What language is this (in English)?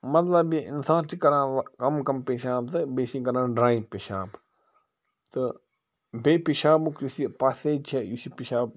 Kashmiri